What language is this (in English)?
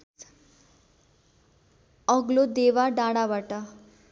Nepali